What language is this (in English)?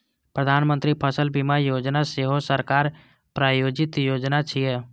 Maithili